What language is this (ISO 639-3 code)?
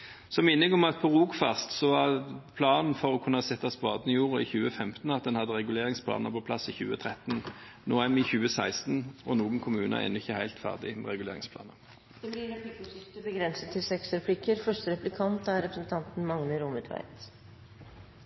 nor